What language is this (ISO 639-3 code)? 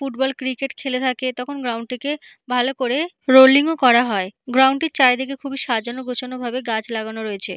ben